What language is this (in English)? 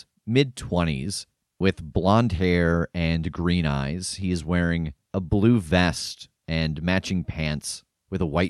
English